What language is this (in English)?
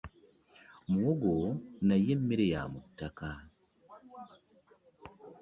Ganda